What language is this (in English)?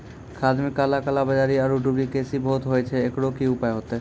Maithili